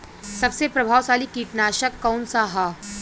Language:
Bhojpuri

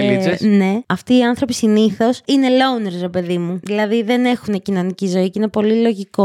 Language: Greek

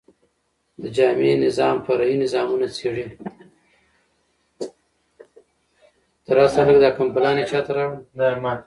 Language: Pashto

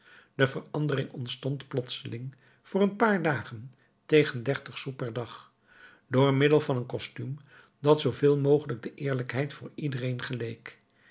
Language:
Dutch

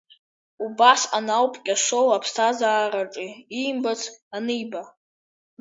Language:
Abkhazian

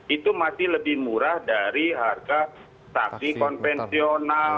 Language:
Indonesian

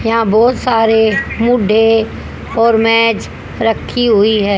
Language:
Hindi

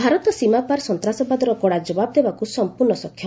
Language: Odia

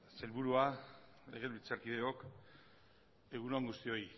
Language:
Basque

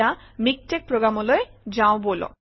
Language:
Assamese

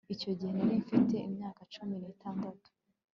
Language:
Kinyarwanda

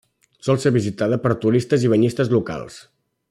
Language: Catalan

